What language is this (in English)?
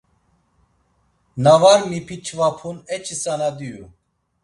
Laz